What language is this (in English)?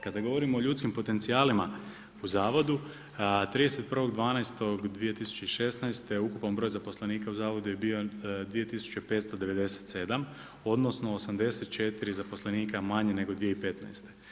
Croatian